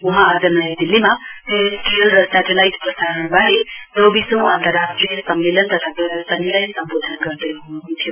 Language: Nepali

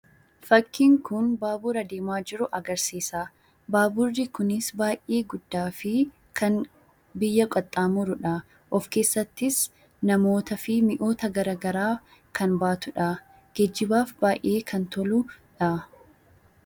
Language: Oromo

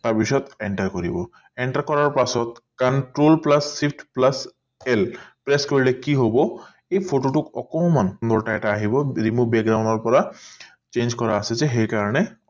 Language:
Assamese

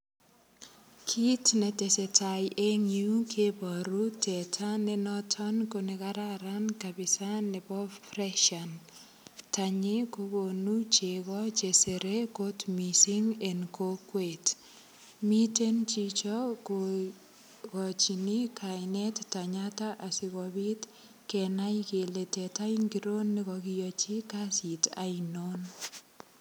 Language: Kalenjin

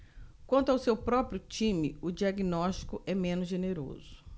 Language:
Portuguese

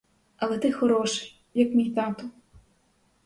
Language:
Ukrainian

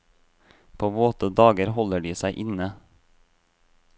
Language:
Norwegian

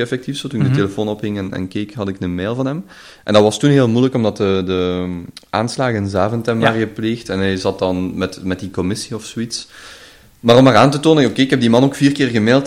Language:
Dutch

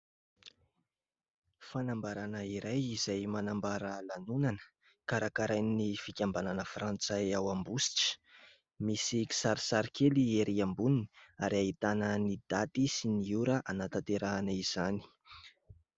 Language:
Malagasy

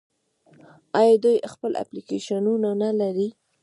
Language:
Pashto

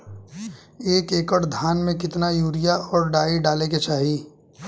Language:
Bhojpuri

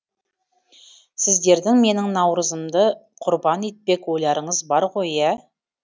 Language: Kazakh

